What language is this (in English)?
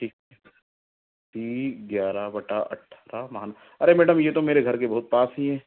Hindi